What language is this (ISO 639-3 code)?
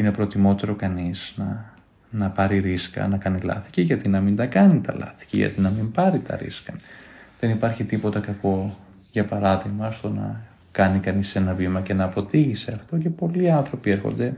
ell